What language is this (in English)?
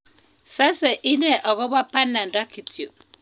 Kalenjin